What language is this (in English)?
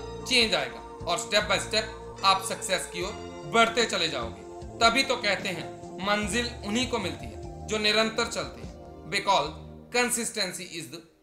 Hindi